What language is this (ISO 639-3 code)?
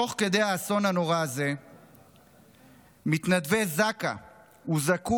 heb